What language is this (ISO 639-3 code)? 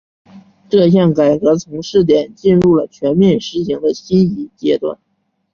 zho